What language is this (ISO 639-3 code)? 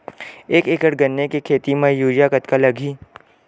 hne